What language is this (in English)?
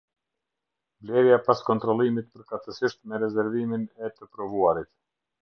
Albanian